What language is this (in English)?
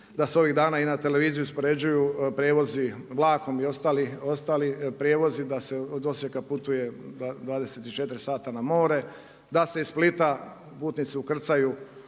Croatian